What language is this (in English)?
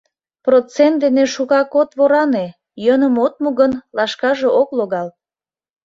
Mari